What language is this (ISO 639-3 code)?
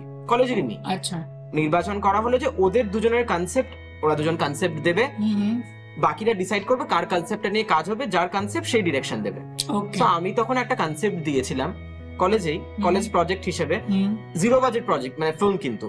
ben